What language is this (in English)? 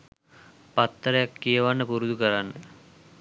Sinhala